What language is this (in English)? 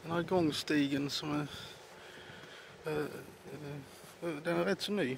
Swedish